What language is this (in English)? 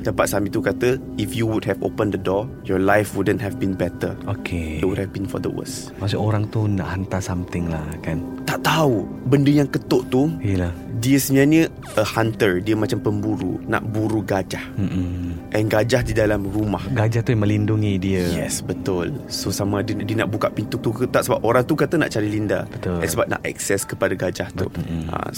Malay